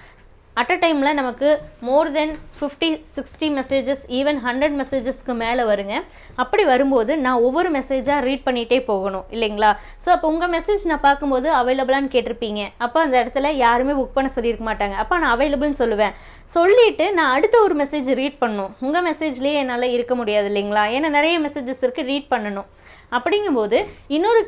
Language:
Tamil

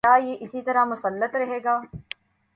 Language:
Urdu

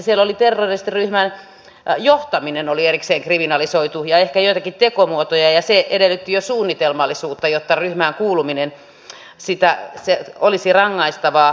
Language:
Finnish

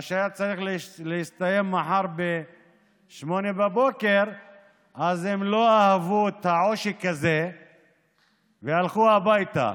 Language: Hebrew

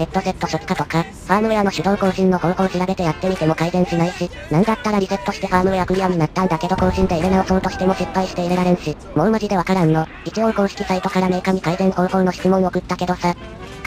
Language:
Japanese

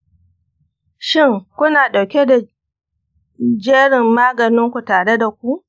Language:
Hausa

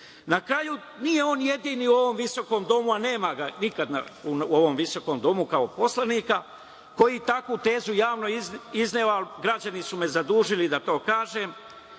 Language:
Serbian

